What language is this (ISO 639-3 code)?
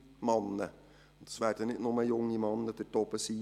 gsw